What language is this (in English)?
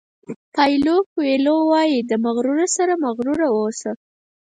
Pashto